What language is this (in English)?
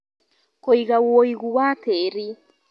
Kikuyu